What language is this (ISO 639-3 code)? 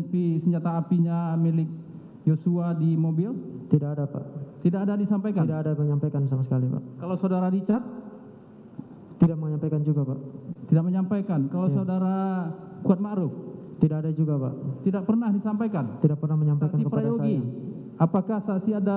ind